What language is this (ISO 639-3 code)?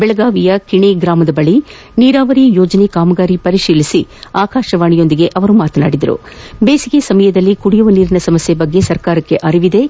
kan